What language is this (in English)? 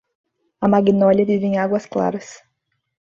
Portuguese